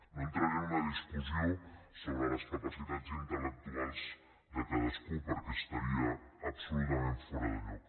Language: Catalan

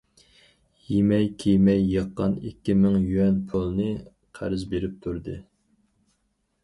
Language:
Uyghur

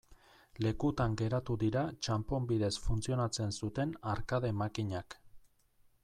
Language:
Basque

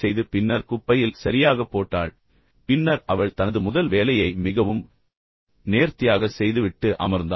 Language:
Tamil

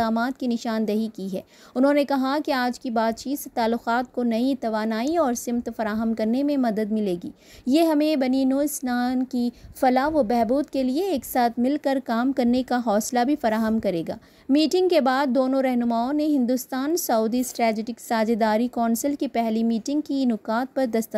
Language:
Hindi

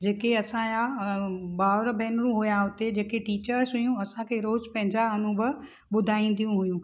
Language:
Sindhi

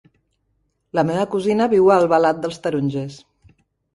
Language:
Catalan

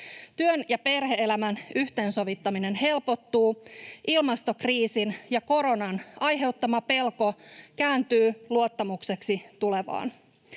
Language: Finnish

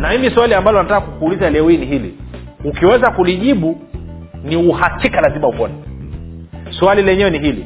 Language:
Swahili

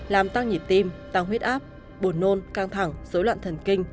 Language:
Vietnamese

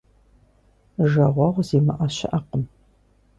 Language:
Kabardian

